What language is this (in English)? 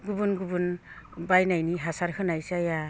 Bodo